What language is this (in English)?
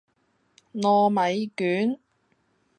Cantonese